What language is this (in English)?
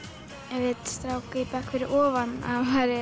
Icelandic